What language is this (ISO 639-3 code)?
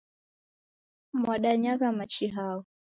dav